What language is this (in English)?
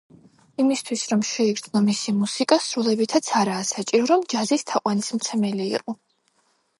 Georgian